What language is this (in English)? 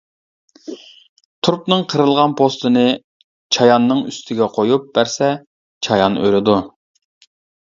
Uyghur